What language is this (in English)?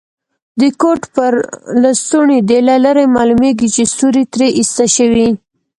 Pashto